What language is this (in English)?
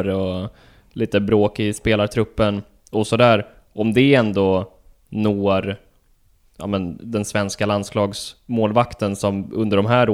Swedish